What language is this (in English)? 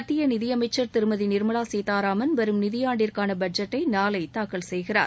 Tamil